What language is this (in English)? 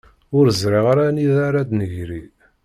Kabyle